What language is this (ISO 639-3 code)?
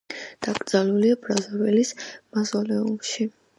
kat